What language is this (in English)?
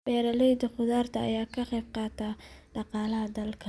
Somali